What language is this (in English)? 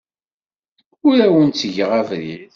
Kabyle